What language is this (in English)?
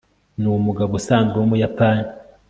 Kinyarwanda